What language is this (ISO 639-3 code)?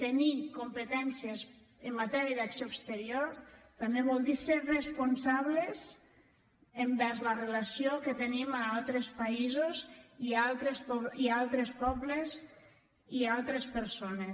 cat